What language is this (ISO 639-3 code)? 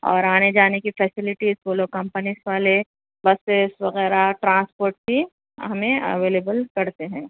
urd